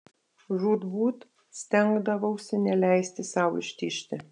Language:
Lithuanian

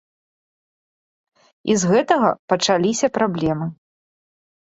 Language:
Belarusian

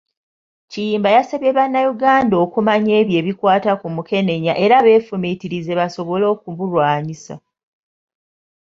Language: Ganda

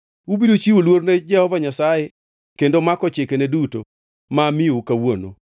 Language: Luo (Kenya and Tanzania)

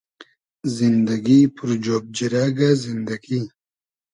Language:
Hazaragi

